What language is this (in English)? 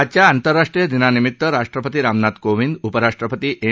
Marathi